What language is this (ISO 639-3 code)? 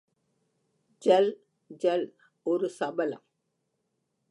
tam